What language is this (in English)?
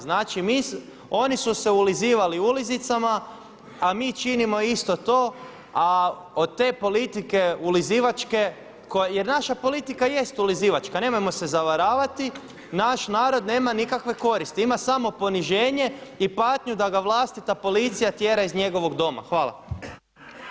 Croatian